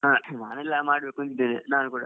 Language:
Kannada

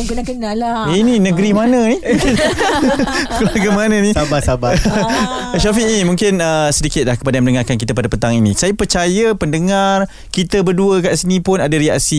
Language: Malay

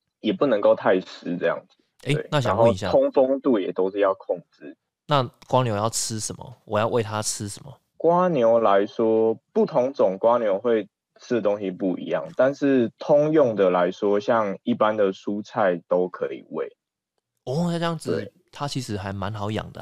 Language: Chinese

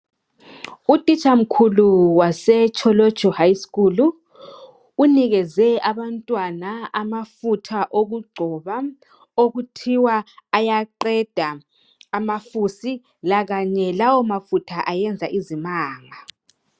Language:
North Ndebele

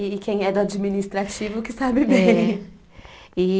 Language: Portuguese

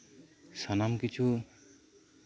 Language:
Santali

